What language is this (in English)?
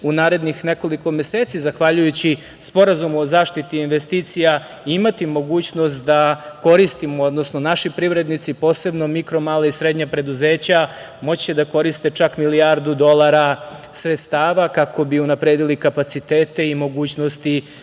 Serbian